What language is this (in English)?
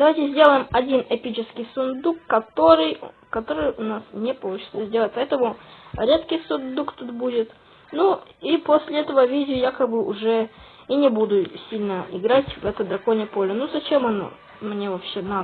Russian